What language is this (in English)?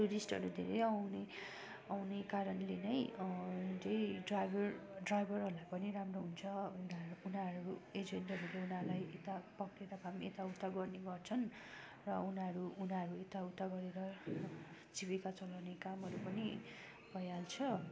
Nepali